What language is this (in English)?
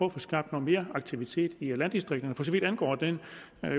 Danish